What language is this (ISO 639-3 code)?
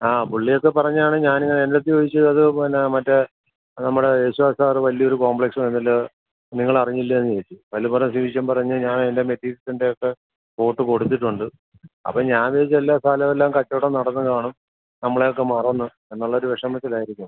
mal